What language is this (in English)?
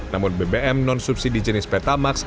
Indonesian